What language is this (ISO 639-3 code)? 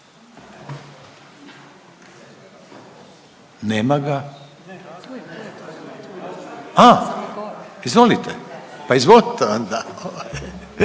hrv